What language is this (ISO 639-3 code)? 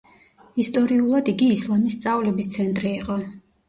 kat